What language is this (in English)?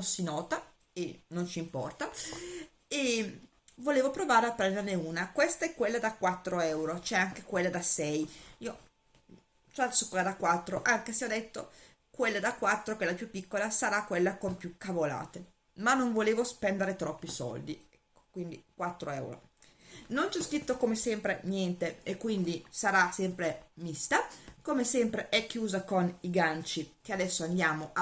Italian